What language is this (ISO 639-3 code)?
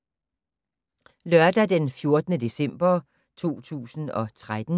dan